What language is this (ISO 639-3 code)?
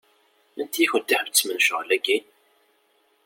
kab